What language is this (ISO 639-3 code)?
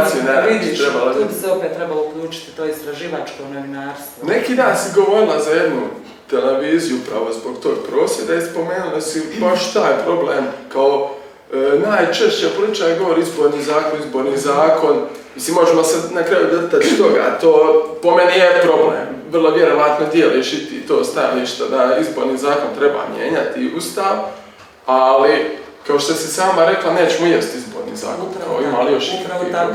hrv